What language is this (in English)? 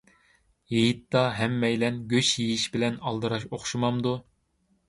Uyghur